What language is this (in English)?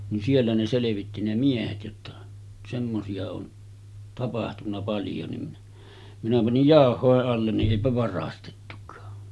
Finnish